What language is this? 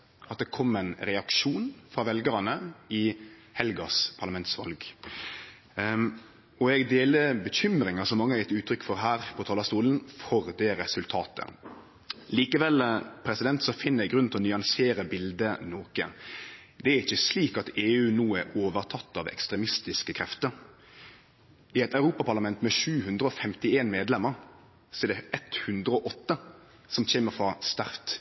Norwegian Nynorsk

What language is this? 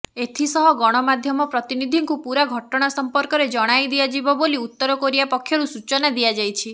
Odia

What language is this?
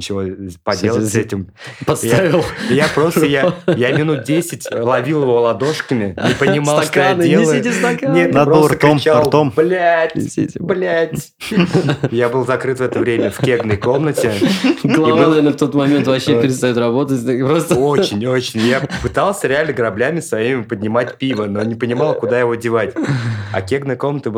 Russian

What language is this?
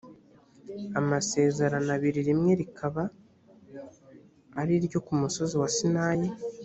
Kinyarwanda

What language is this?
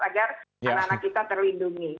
Indonesian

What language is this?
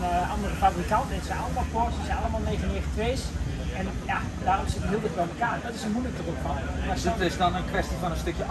Dutch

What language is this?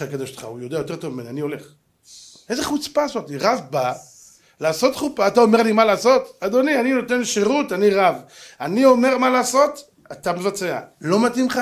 Hebrew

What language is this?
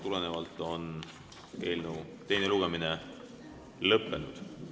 Estonian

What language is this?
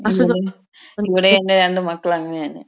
Malayalam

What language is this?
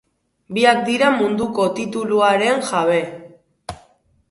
Basque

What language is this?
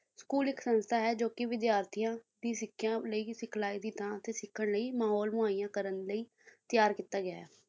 Punjabi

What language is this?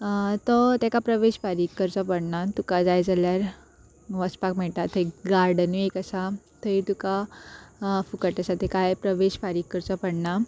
Konkani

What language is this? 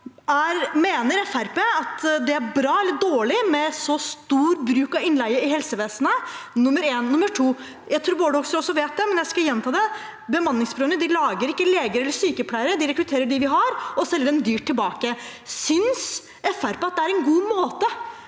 Norwegian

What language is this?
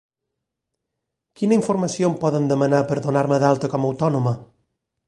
Catalan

